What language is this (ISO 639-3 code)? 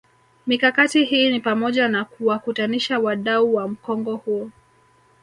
swa